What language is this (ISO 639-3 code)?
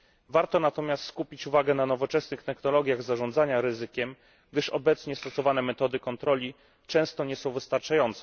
pol